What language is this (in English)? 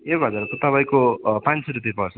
Nepali